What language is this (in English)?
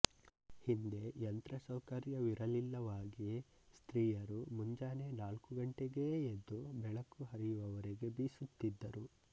Kannada